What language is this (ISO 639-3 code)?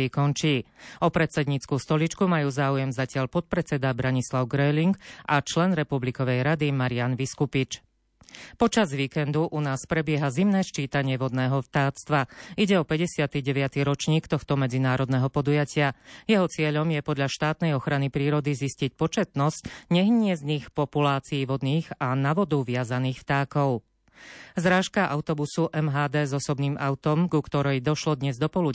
slk